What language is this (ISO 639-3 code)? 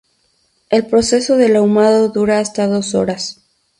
spa